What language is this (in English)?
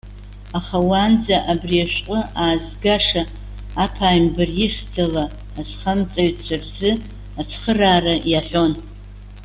Abkhazian